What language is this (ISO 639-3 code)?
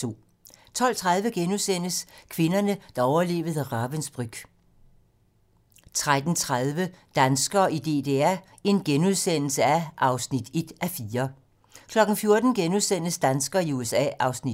dan